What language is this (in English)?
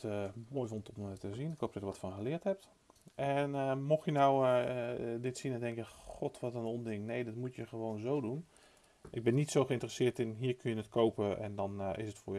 Dutch